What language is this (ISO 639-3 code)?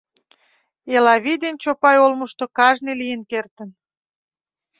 chm